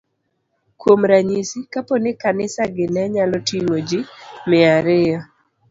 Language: Luo (Kenya and Tanzania)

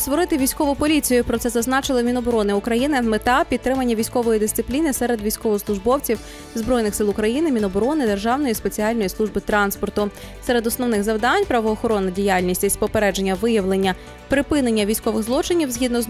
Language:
Ukrainian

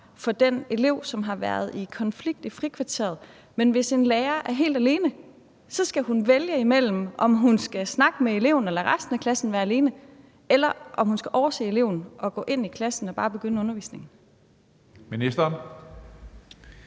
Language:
Danish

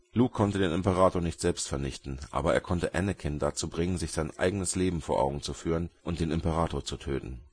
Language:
German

